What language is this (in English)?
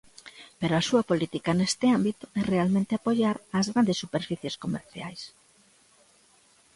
Galician